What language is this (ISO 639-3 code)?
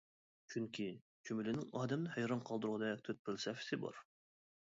uig